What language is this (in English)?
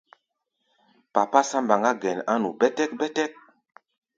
Gbaya